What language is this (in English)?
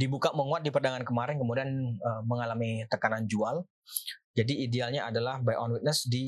Indonesian